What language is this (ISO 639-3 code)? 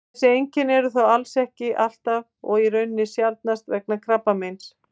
isl